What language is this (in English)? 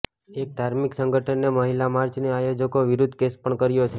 Gujarati